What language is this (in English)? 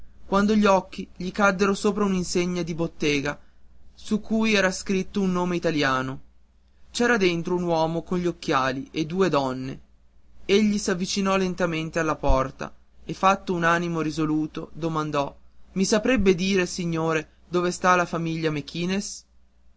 Italian